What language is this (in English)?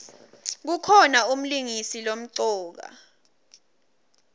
Swati